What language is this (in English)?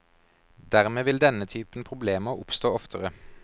Norwegian